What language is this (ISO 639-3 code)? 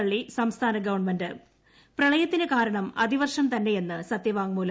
mal